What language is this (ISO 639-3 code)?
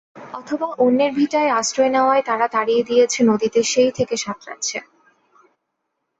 ben